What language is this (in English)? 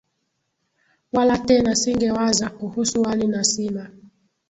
Swahili